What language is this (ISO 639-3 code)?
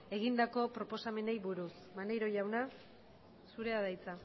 eus